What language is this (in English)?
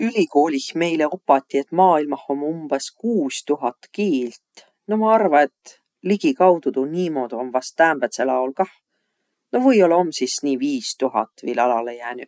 Võro